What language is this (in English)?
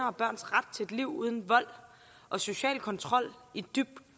Danish